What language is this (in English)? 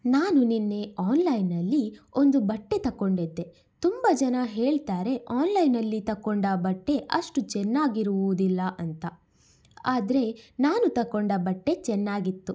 Kannada